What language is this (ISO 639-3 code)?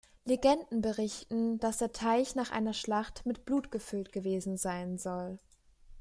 deu